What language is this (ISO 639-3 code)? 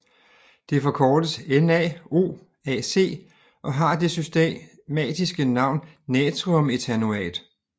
dan